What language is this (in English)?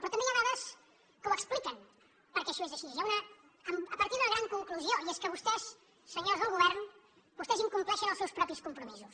Catalan